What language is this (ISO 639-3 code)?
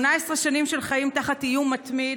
heb